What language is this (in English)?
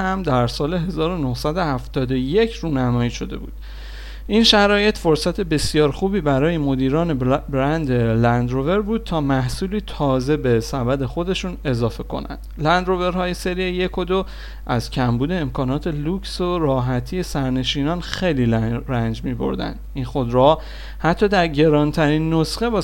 Persian